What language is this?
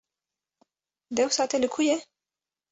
Kurdish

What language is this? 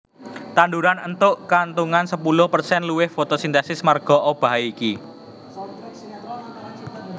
Javanese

